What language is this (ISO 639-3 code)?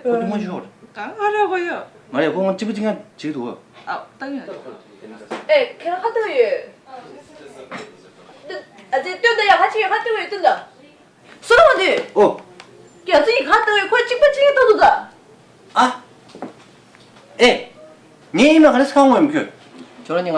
kor